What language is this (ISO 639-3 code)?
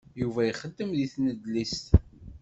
kab